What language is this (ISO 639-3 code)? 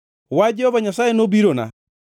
luo